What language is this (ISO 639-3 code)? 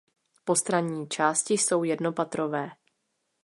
ces